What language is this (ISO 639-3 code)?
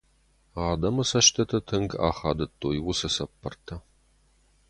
oss